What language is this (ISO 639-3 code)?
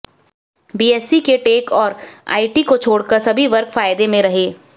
hin